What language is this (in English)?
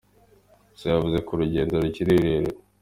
Kinyarwanda